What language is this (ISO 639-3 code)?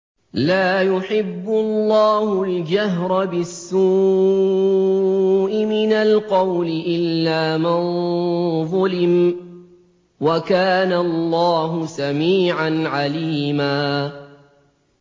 ara